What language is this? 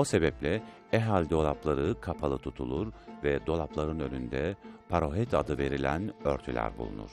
Turkish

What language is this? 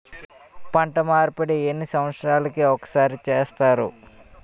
Telugu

